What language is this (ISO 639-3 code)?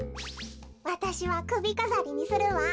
jpn